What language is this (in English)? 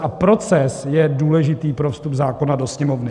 Czech